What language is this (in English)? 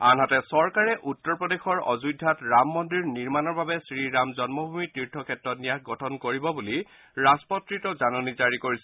Assamese